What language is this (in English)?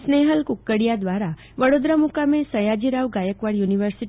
Gujarati